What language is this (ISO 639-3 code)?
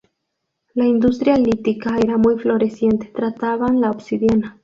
spa